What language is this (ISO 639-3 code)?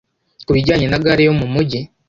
kin